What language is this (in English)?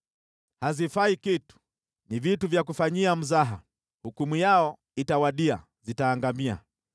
Swahili